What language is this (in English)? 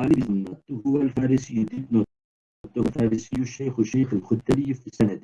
Turkish